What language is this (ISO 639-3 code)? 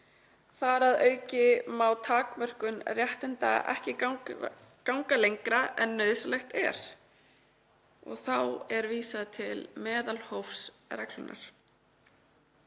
isl